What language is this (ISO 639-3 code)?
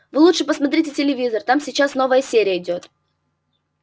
rus